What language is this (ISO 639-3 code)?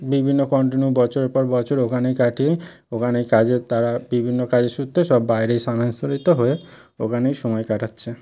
ben